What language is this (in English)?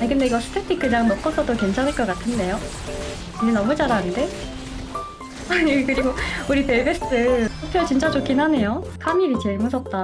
Korean